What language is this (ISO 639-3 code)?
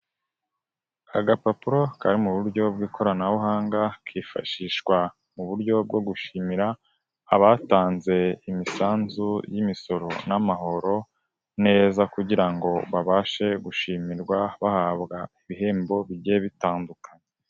kin